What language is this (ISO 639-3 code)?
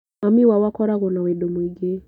kik